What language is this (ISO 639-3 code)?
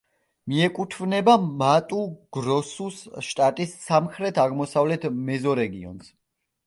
kat